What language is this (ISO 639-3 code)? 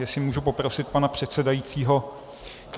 ces